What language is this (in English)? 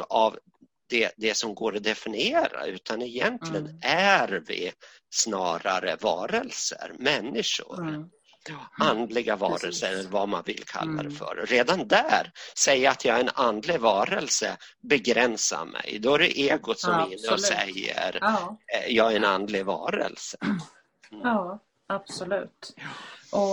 Swedish